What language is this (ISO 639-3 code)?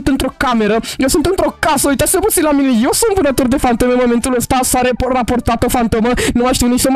ron